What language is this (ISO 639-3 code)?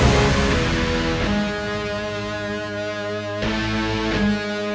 ind